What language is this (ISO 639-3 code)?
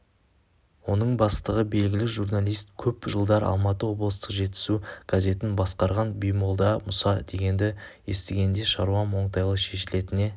kaz